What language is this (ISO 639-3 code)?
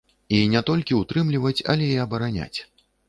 bel